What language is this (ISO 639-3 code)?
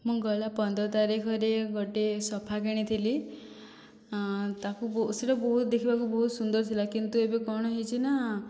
ori